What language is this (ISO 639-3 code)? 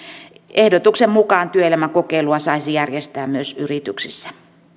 fin